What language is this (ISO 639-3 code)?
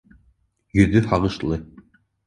bak